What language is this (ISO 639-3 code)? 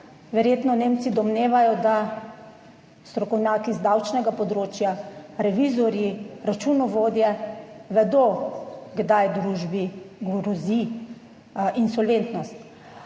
slv